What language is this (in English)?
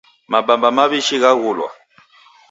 Taita